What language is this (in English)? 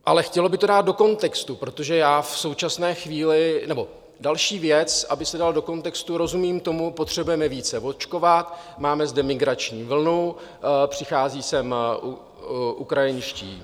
Czech